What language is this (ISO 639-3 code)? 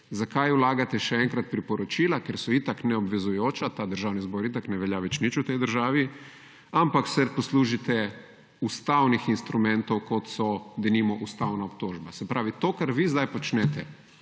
slv